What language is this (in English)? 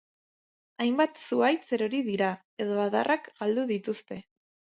Basque